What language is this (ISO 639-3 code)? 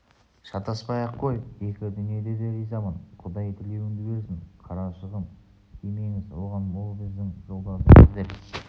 kaz